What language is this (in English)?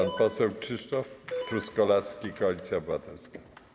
Polish